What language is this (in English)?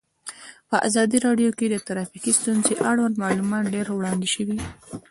Pashto